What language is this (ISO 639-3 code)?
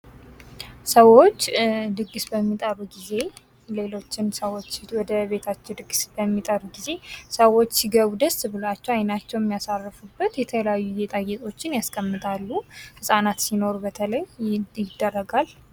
amh